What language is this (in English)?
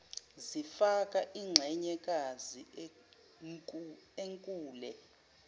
Zulu